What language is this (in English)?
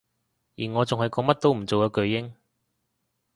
Cantonese